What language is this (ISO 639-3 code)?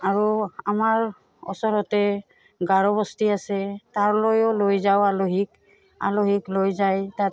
asm